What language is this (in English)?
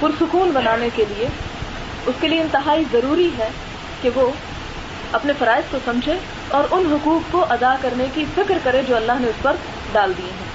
Urdu